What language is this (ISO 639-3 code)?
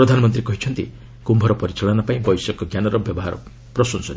ori